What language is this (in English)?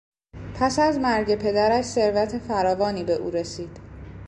Persian